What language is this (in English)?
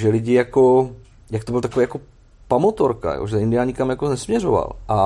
Czech